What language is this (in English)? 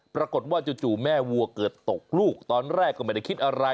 Thai